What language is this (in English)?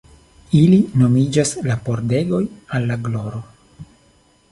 Esperanto